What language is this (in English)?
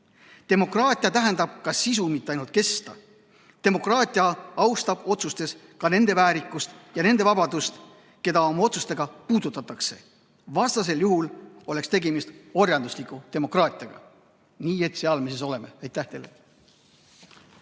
Estonian